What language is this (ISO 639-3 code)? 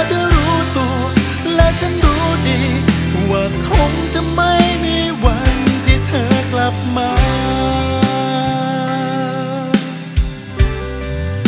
tha